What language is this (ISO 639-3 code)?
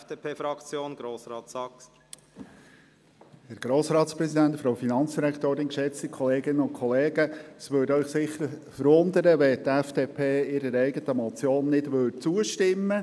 gsw